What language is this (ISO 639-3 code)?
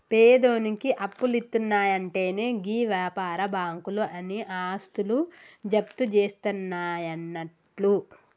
tel